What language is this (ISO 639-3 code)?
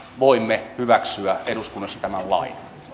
fin